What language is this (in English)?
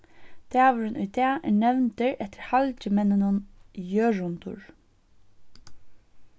Faroese